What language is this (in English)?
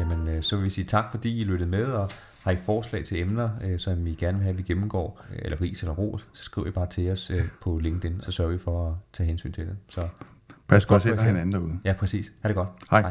Danish